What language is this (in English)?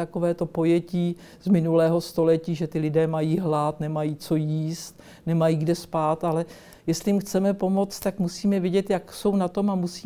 Czech